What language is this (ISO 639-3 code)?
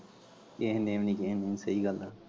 pan